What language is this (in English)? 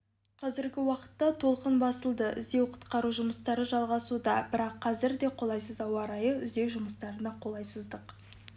Kazakh